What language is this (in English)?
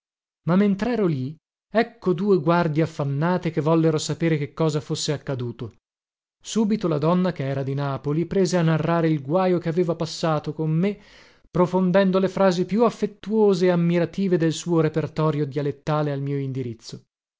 Italian